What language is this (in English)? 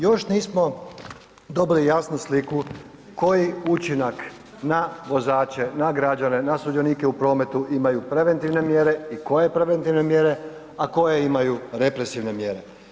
Croatian